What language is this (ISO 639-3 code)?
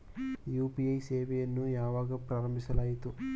kan